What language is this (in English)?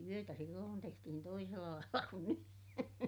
Finnish